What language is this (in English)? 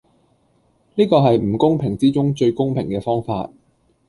Cantonese